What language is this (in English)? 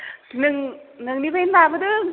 Bodo